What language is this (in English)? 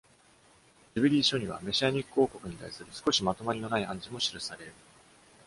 Japanese